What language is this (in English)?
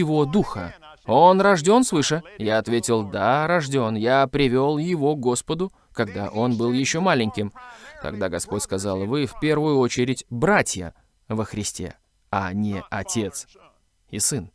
Russian